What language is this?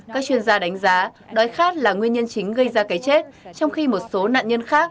Vietnamese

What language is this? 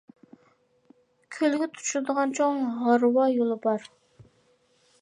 Uyghur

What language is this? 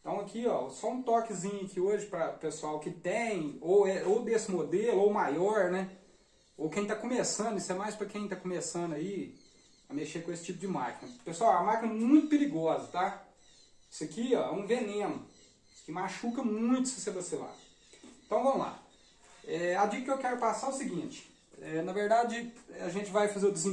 Portuguese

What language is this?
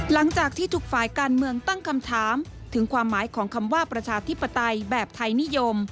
Thai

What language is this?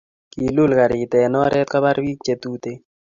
Kalenjin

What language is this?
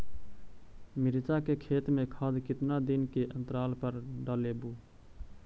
Magahi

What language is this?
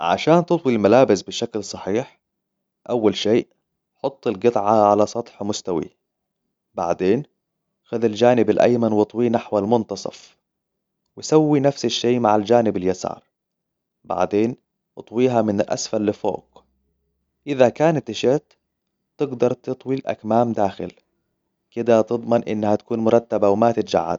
Hijazi Arabic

